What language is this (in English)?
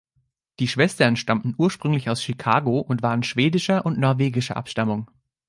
German